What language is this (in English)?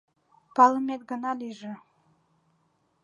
Mari